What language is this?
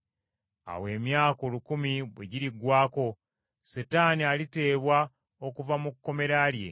Ganda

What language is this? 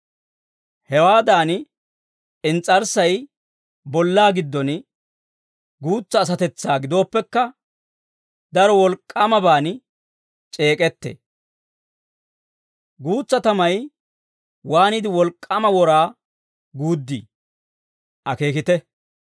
Dawro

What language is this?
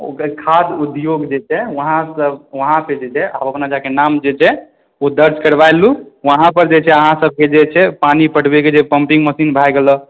Maithili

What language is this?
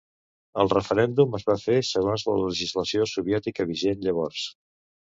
Catalan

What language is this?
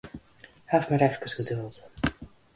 Western Frisian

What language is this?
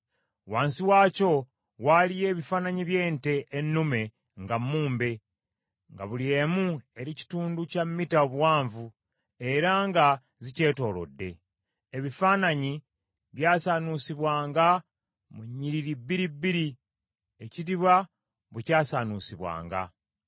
Ganda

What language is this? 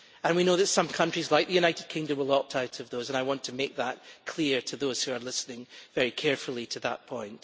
English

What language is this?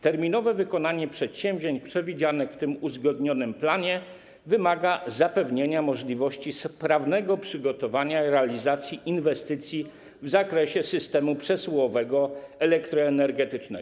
Polish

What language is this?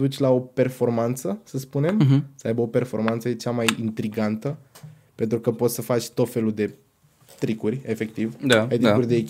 Romanian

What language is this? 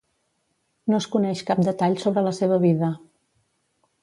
Catalan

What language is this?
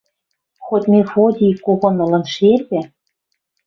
Western Mari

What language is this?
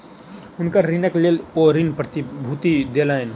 Maithili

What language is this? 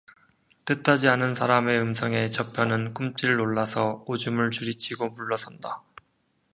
Korean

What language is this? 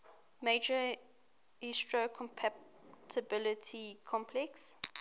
English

